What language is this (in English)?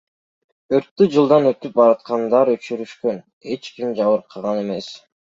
Kyrgyz